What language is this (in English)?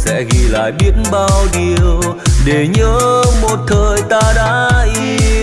Vietnamese